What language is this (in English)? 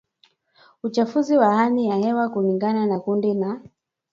Swahili